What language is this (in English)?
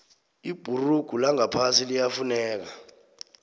South Ndebele